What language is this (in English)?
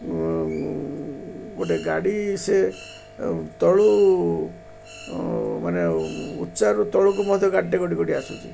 Odia